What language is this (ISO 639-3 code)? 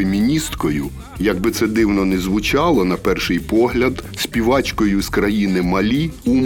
ukr